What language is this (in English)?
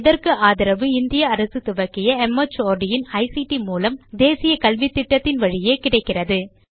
Tamil